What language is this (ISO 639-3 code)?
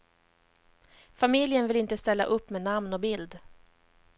swe